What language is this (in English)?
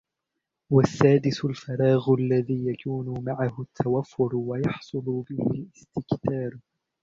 Arabic